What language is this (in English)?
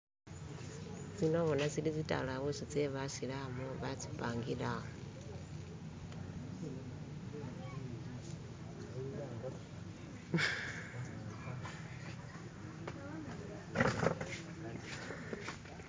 Masaaba